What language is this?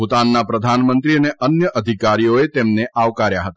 Gujarati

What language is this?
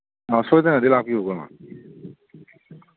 Manipuri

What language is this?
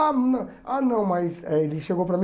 Portuguese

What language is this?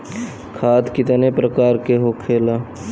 Bhojpuri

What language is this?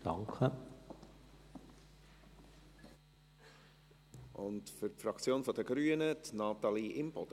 Swiss German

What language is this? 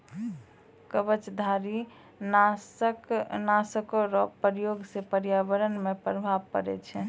Maithili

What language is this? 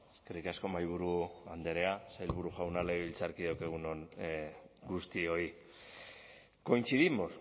Basque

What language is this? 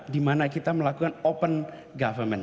Indonesian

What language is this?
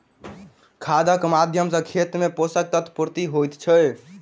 Maithili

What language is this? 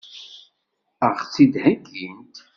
Kabyle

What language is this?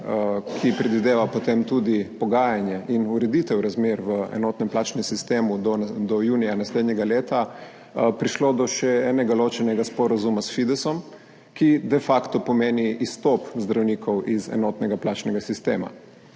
Slovenian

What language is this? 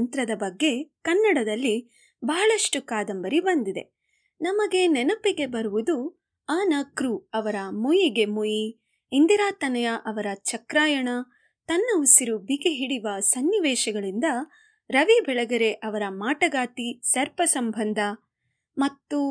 Kannada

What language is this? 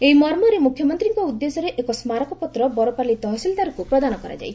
Odia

